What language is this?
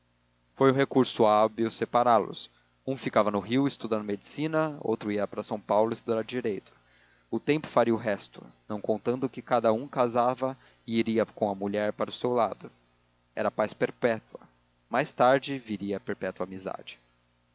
Portuguese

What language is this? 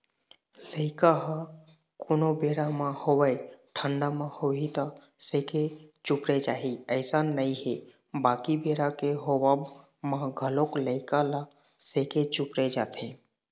Chhattisgarhi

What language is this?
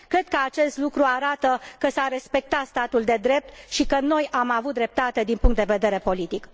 Romanian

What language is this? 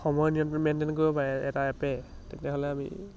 Assamese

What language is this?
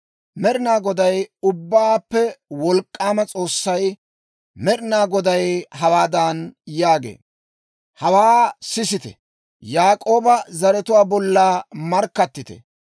Dawro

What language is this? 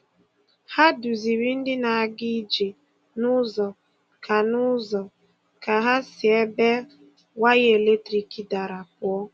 Igbo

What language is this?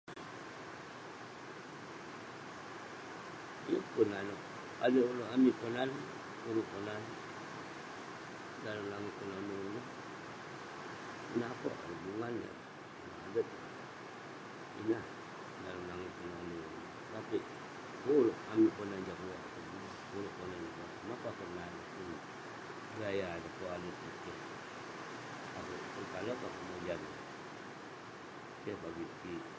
Western Penan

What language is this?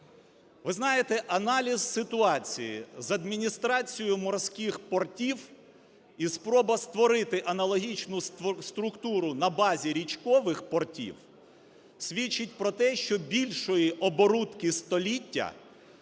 Ukrainian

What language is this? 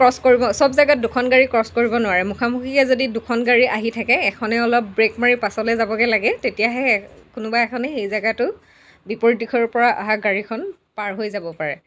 Assamese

